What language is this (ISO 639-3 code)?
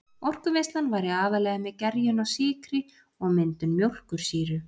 isl